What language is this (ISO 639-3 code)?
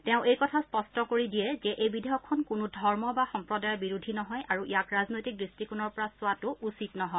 asm